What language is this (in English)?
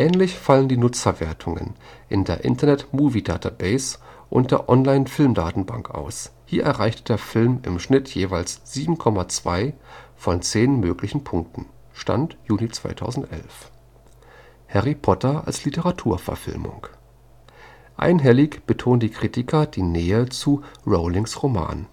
German